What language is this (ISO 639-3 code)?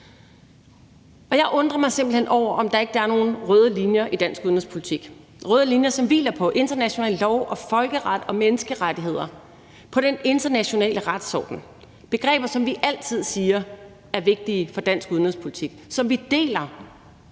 dan